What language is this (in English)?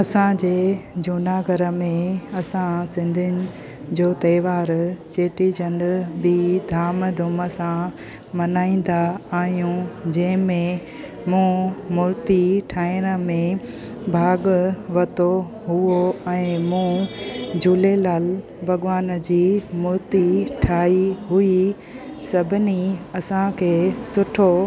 Sindhi